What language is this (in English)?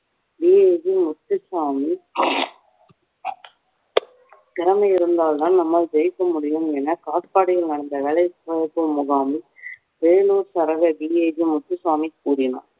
Tamil